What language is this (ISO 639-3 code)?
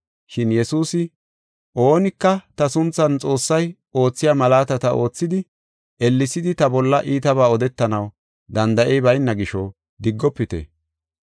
gof